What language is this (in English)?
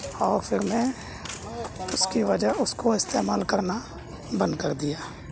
Urdu